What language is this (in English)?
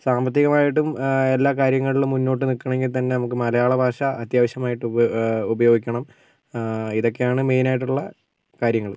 Malayalam